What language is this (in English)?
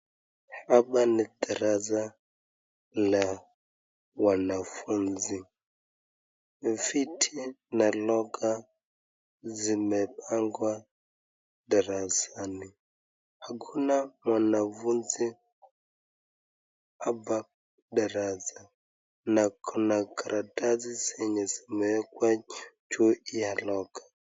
Swahili